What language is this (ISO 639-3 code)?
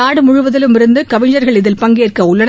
tam